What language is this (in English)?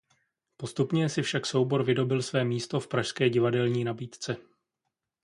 Czech